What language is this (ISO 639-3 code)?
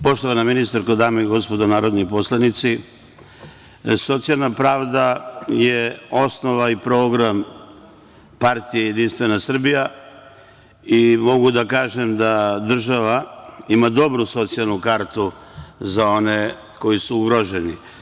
srp